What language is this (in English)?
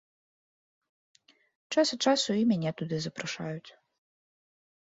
Belarusian